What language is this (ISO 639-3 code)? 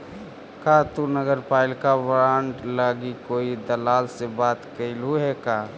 mag